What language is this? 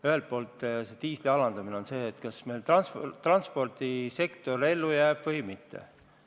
Estonian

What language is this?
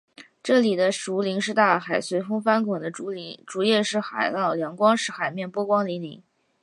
Chinese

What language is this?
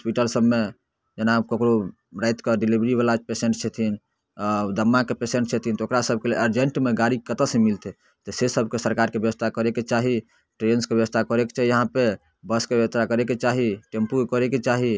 Maithili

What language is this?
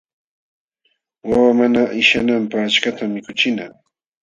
Jauja Wanca Quechua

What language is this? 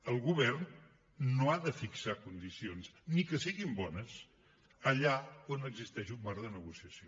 Catalan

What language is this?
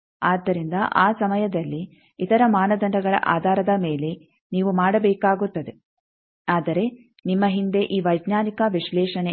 Kannada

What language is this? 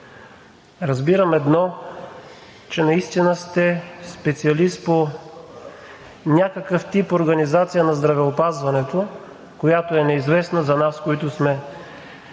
Bulgarian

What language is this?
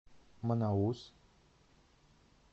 Russian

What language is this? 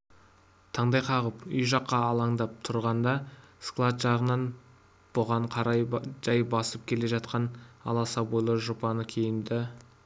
Kazakh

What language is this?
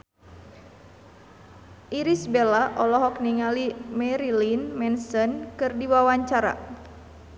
Sundanese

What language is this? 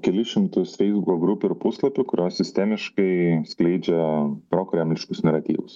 Lithuanian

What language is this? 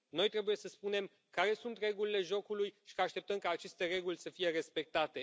Romanian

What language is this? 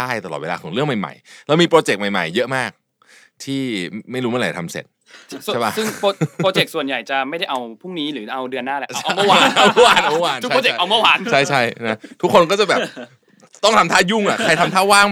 Thai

